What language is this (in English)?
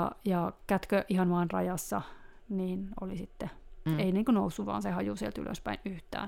Finnish